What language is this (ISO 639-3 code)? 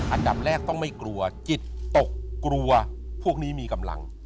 tha